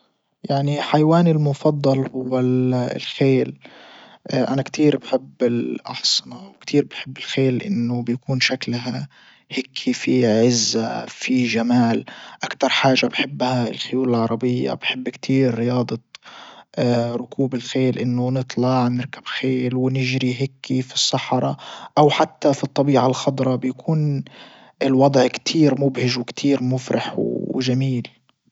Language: Libyan Arabic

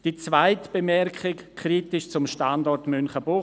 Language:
Swiss German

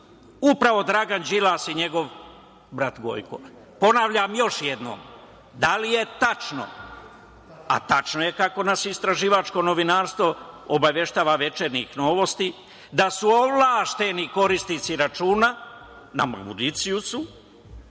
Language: Serbian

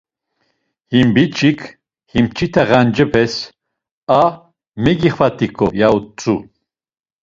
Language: Laz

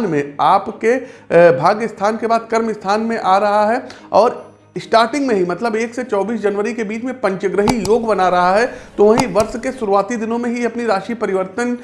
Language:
Hindi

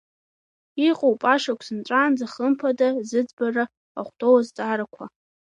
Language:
Abkhazian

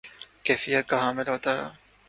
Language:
Urdu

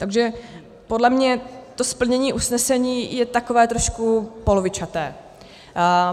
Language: Czech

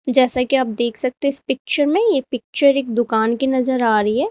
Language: Hindi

